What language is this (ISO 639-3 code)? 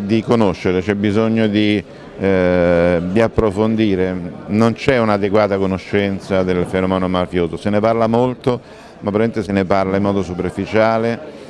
ita